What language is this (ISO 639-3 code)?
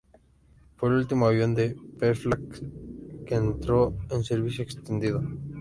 spa